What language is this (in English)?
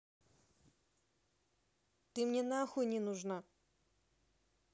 Russian